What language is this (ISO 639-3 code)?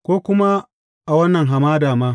hau